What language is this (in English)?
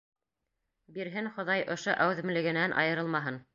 Bashkir